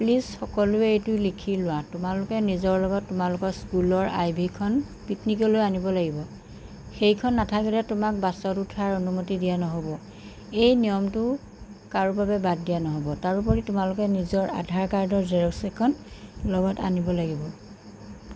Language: Assamese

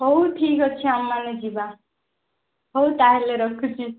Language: Odia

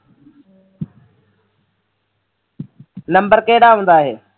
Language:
Punjabi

